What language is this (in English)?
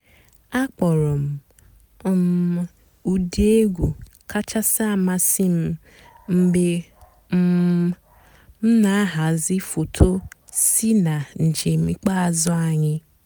Igbo